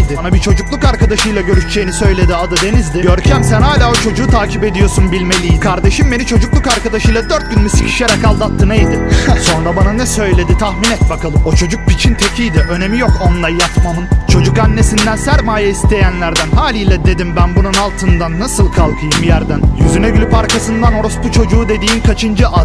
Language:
Turkish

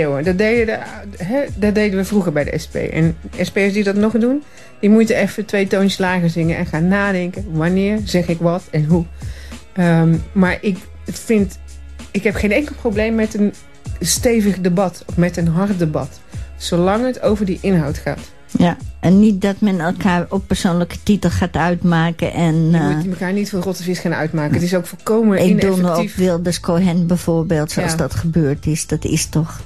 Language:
Dutch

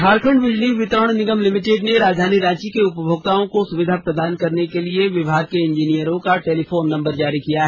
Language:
Hindi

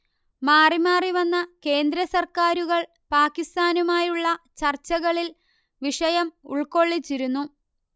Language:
Malayalam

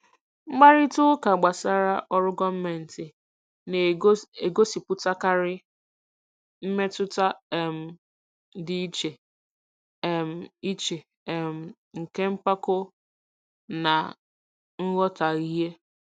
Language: Igbo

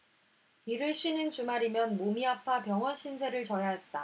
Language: Korean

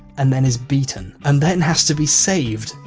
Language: English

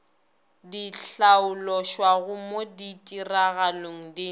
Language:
Northern Sotho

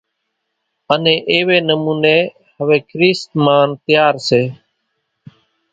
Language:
Kachi Koli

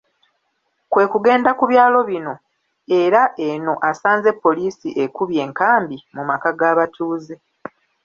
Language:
Ganda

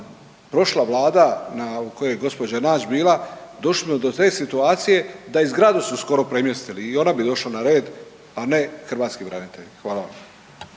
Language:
Croatian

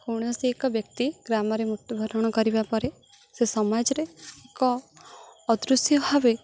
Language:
Odia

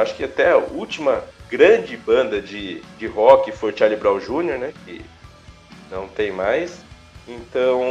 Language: Portuguese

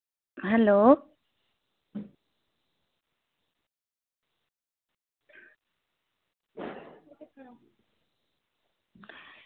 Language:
Dogri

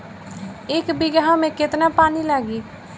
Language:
Bhojpuri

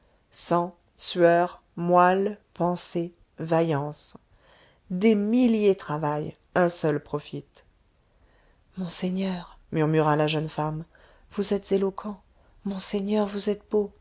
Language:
French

